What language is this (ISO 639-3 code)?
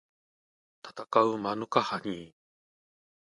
jpn